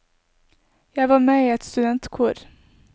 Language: Norwegian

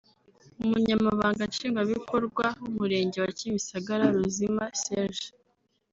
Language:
Kinyarwanda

